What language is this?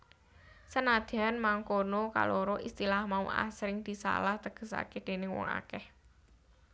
Javanese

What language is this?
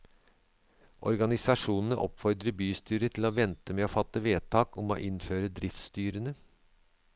Norwegian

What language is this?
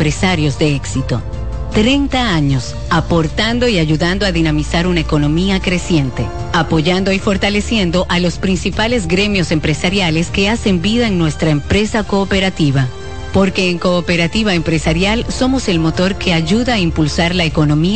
Spanish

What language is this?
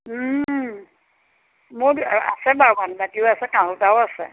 Assamese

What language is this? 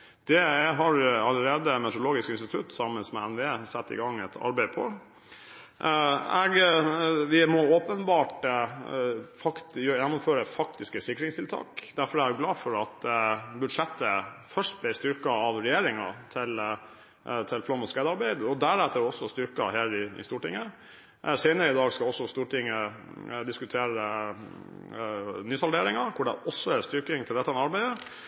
Norwegian Bokmål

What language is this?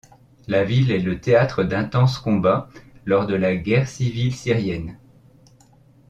French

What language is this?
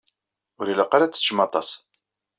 Kabyle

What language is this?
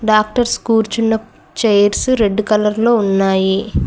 Telugu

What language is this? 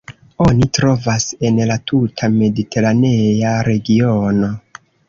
Esperanto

